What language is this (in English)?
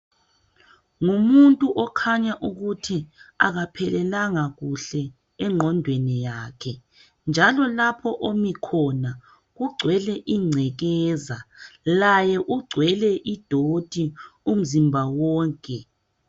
North Ndebele